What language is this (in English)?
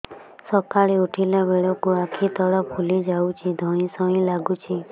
Odia